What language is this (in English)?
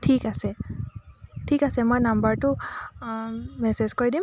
Assamese